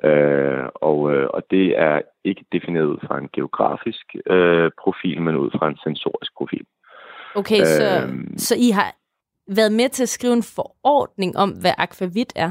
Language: Danish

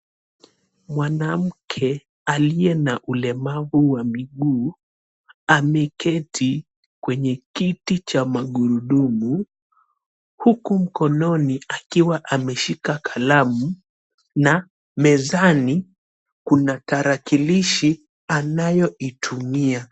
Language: Swahili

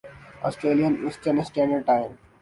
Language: Urdu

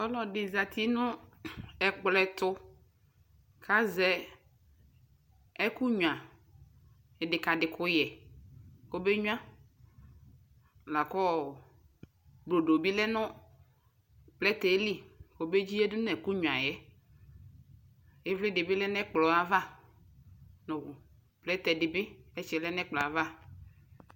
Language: Ikposo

